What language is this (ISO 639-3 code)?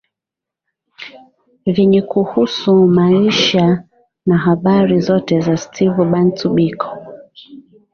swa